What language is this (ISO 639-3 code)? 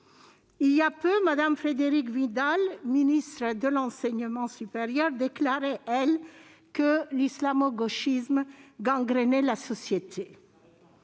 fra